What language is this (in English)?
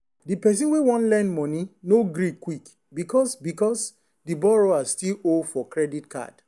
Nigerian Pidgin